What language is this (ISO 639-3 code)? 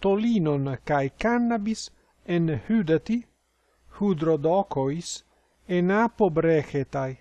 ell